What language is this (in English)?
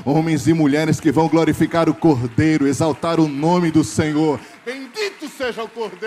Portuguese